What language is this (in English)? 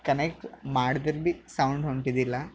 Kannada